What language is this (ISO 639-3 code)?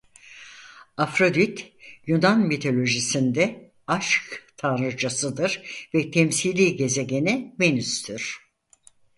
tur